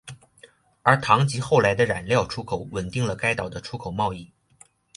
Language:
Chinese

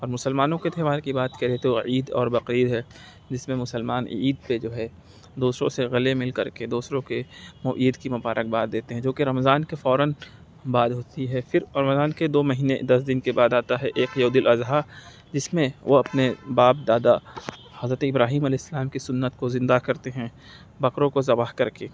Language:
Urdu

